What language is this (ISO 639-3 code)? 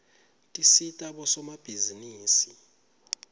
ssw